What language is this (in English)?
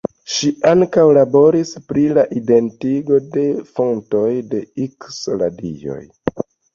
Esperanto